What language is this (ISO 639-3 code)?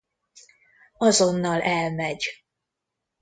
hun